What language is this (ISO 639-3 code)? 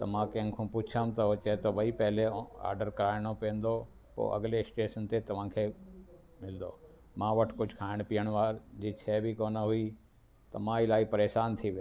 snd